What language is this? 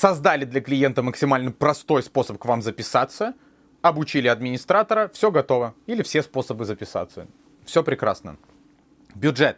Russian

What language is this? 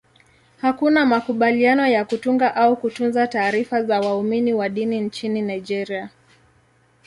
Swahili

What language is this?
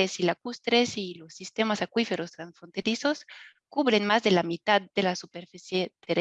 Spanish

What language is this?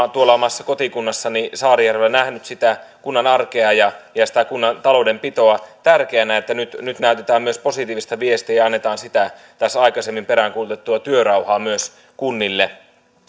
Finnish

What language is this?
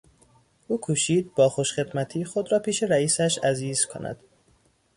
Persian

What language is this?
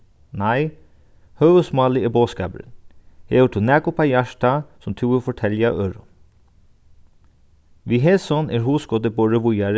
Faroese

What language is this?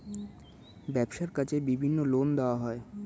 Bangla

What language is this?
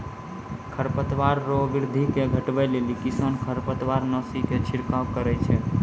Maithili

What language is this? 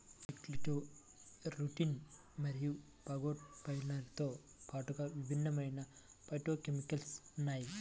Telugu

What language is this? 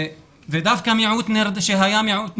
Hebrew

